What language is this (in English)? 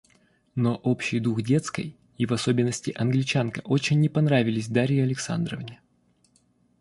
Russian